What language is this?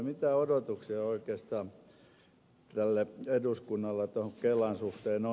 Finnish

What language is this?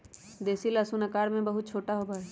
Magahi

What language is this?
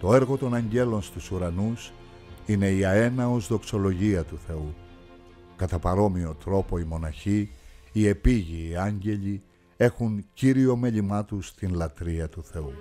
Greek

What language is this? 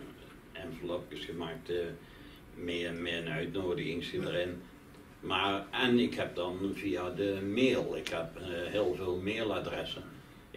Dutch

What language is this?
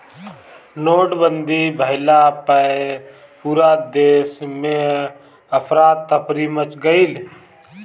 Bhojpuri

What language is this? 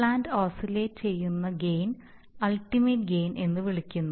Malayalam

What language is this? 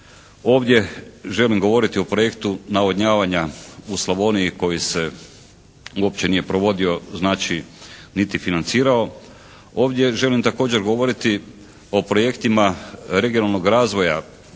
Croatian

